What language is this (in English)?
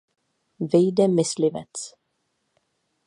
Czech